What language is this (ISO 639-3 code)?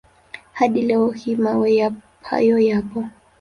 swa